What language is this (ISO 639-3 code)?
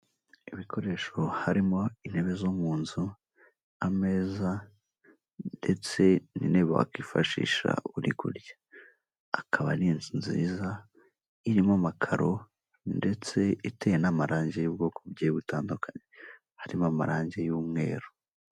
kin